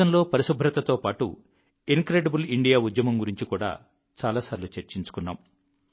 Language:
Telugu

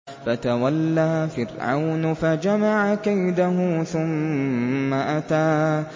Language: Arabic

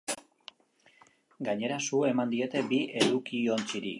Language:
Basque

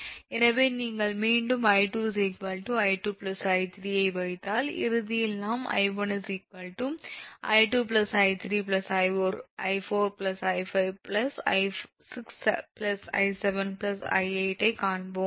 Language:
Tamil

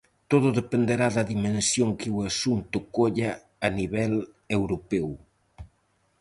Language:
Galician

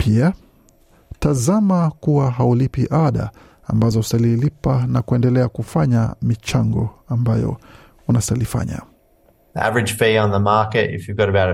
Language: Swahili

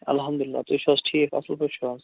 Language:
Kashmiri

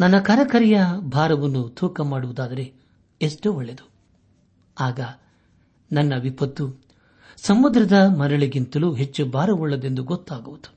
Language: Kannada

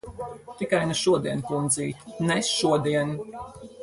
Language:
Latvian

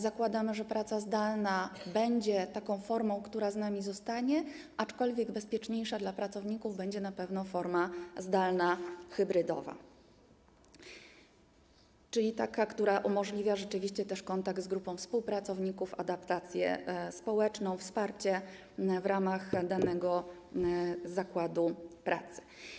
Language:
Polish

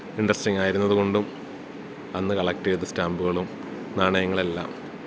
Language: Malayalam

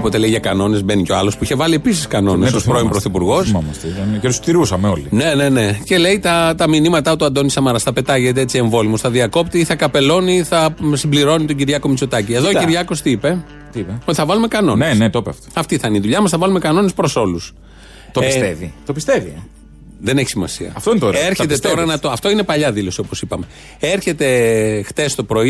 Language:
Greek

